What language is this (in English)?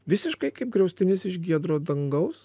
Lithuanian